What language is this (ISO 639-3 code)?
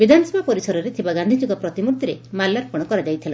ori